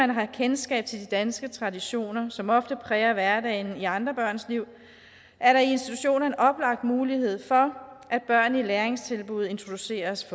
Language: Danish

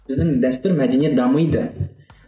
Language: Kazakh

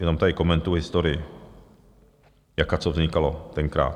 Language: Czech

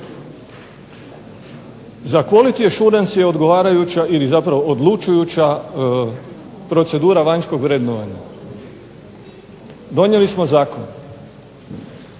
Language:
Croatian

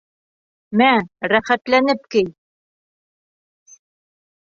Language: Bashkir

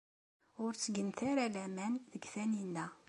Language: Kabyle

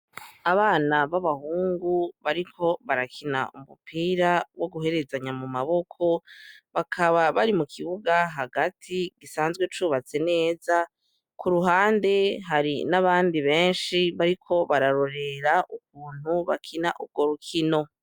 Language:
Rundi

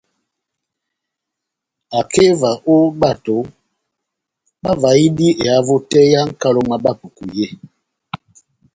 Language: Batanga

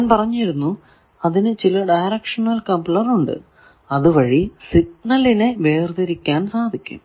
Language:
Malayalam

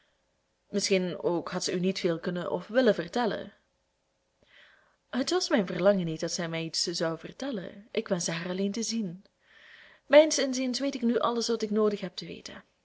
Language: Dutch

